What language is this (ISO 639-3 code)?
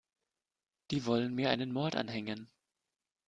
deu